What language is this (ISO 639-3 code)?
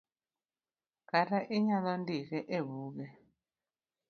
luo